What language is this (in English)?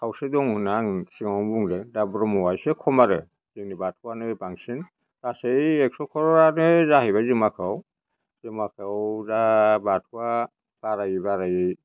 Bodo